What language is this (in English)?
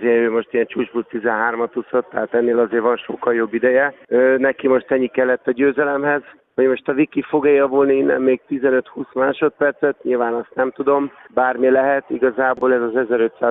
Hungarian